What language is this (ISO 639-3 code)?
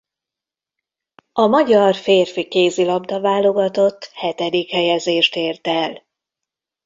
hun